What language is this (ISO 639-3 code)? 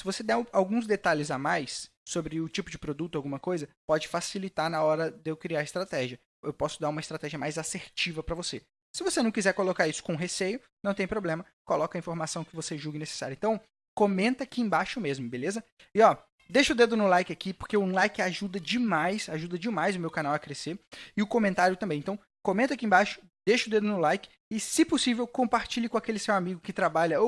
por